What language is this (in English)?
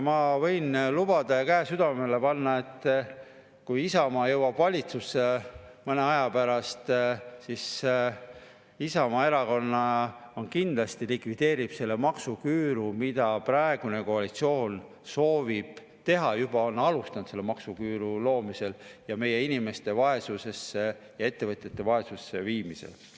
Estonian